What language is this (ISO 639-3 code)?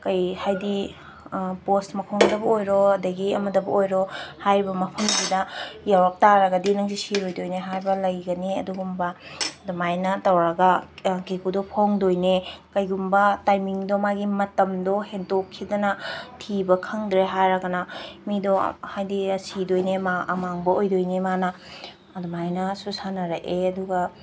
mni